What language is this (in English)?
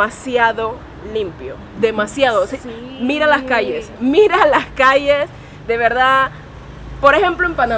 Spanish